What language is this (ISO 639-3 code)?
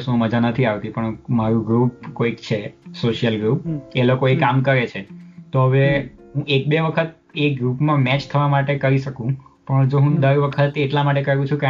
guj